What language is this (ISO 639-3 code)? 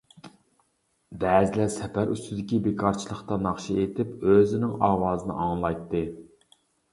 uig